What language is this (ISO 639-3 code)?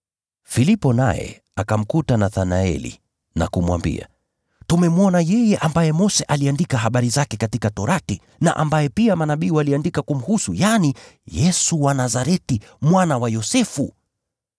swa